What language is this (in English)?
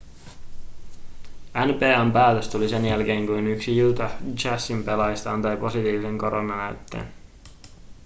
Finnish